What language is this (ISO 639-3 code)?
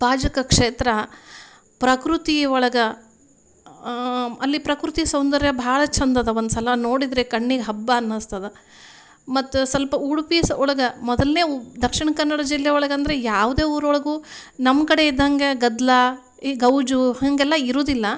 kan